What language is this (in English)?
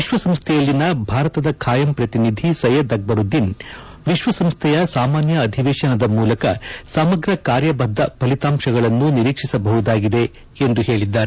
Kannada